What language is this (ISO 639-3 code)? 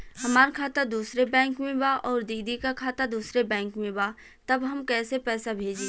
bho